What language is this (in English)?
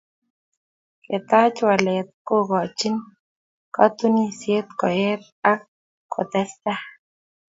Kalenjin